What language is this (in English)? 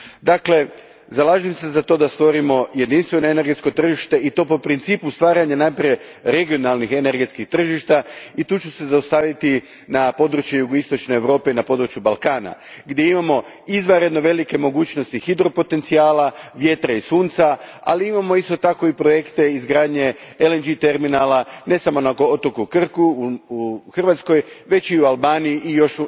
Croatian